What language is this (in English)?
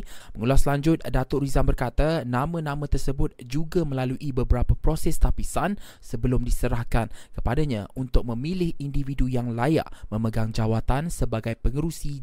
Malay